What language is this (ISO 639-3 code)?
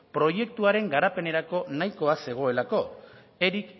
eus